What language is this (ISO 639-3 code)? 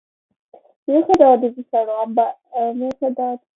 kat